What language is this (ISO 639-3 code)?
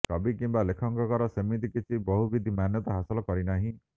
ori